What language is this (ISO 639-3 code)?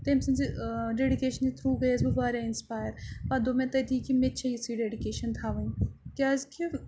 kas